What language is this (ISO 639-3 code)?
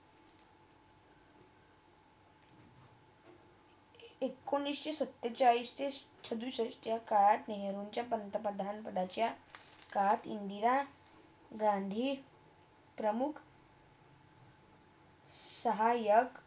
mar